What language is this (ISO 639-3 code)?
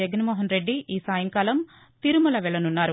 tel